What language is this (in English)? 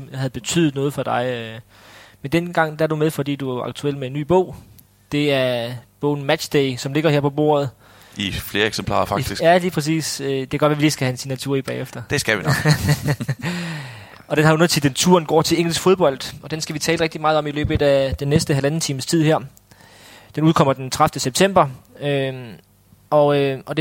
Danish